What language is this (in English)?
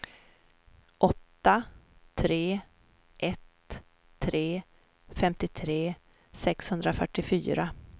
Swedish